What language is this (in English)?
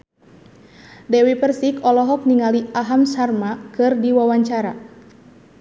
Sundanese